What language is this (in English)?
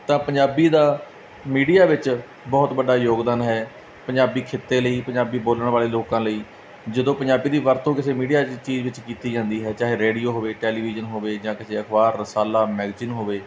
Punjabi